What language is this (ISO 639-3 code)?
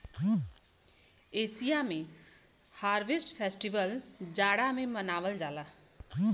bho